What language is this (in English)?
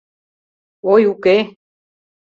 Mari